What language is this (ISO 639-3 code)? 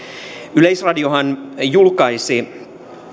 fin